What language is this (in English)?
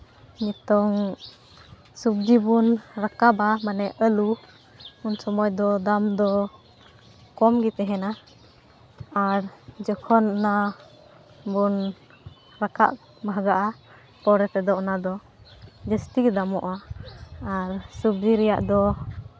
Santali